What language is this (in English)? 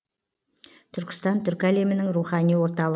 Kazakh